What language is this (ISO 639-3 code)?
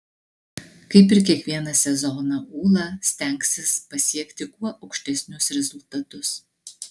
lit